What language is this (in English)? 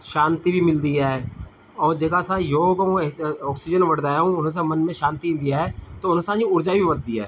Sindhi